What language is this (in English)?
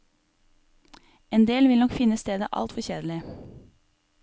Norwegian